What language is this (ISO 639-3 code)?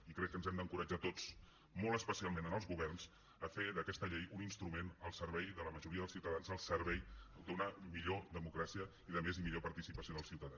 cat